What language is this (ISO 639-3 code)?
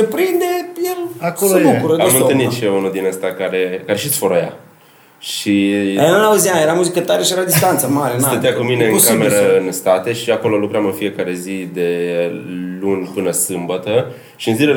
ron